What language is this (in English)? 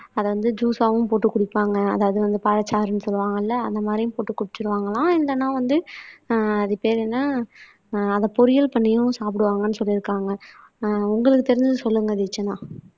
Tamil